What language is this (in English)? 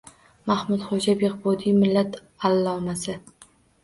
Uzbek